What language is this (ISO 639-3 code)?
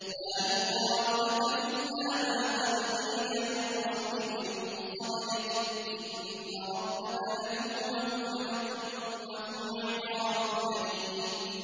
ara